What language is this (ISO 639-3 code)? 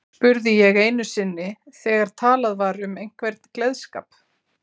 isl